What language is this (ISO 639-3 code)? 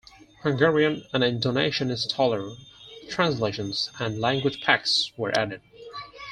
eng